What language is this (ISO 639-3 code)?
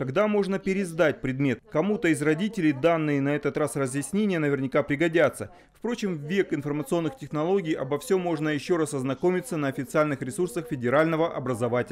rus